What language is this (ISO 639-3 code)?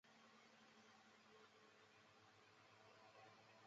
zho